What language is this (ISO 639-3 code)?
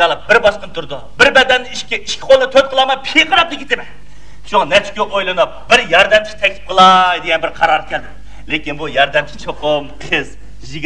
tur